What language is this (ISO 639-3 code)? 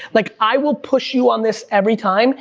eng